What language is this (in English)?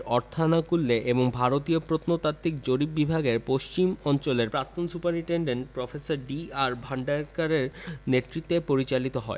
Bangla